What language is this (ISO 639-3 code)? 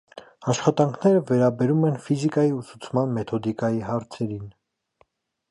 hye